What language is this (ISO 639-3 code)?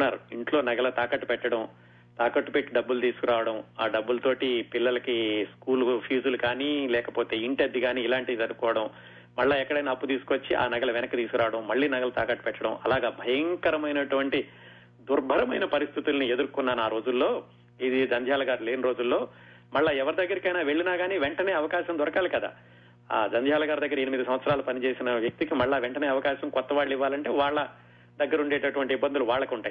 tel